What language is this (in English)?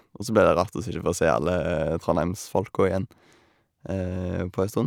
Norwegian